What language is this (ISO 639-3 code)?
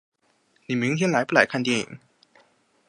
zho